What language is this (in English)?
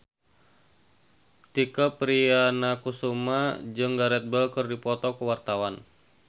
Sundanese